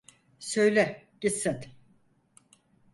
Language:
Turkish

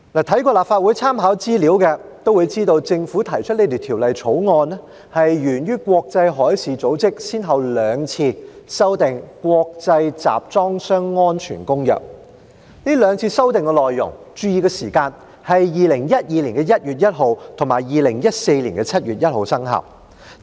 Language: Cantonese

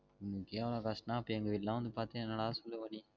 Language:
Tamil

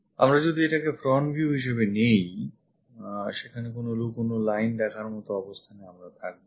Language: Bangla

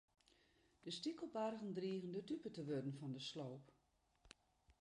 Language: Western Frisian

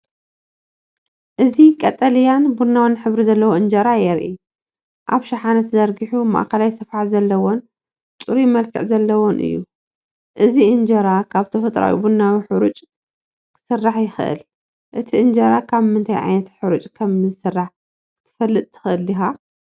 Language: Tigrinya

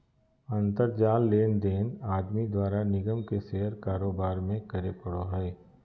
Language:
Magahi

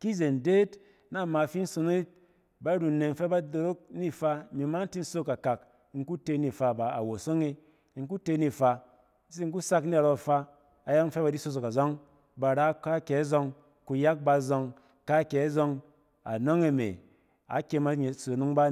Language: Cen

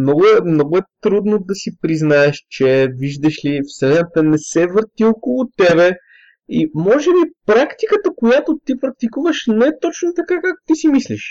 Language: Bulgarian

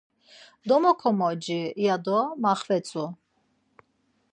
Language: Laz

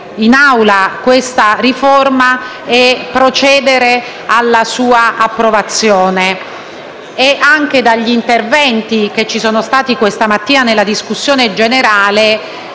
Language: Italian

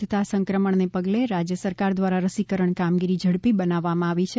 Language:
Gujarati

